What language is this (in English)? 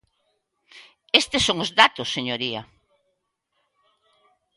Galician